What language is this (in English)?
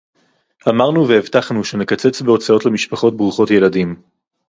Hebrew